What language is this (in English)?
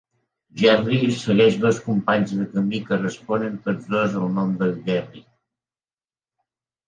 Catalan